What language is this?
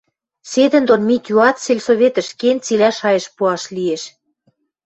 Western Mari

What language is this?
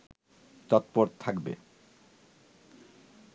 Bangla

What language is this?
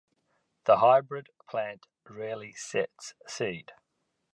English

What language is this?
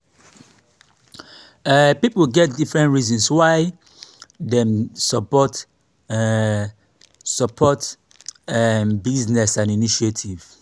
Nigerian Pidgin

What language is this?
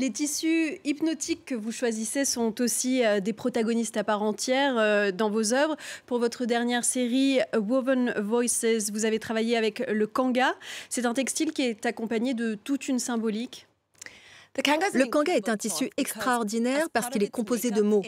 French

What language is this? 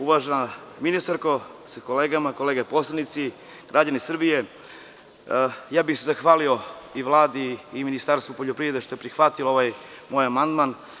Serbian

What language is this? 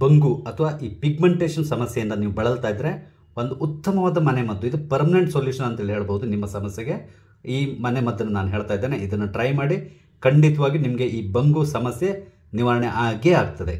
Kannada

